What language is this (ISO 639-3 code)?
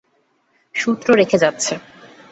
ben